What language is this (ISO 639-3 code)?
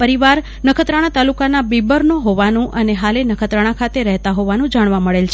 guj